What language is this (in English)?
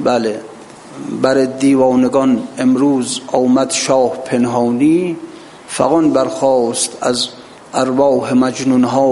Persian